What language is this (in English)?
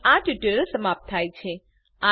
Gujarati